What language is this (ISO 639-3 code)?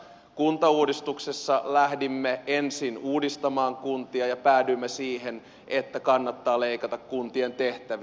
fin